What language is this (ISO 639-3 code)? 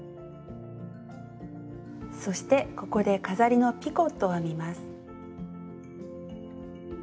jpn